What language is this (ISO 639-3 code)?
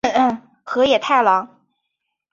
zho